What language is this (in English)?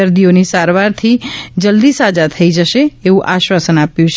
Gujarati